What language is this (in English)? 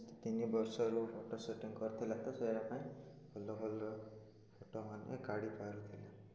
Odia